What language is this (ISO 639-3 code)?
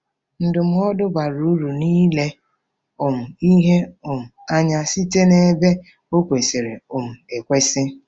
ibo